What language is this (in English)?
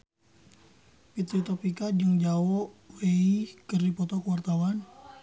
Sundanese